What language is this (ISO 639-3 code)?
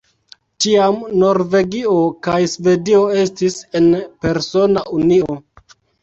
epo